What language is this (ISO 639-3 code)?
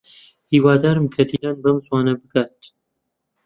ckb